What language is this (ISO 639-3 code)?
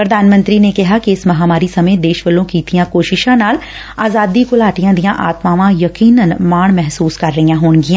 pan